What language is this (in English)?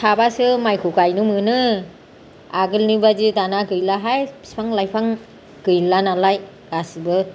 Bodo